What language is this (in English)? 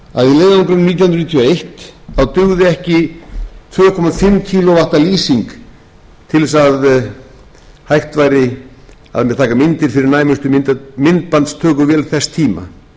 Icelandic